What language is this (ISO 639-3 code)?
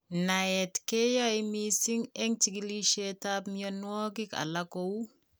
kln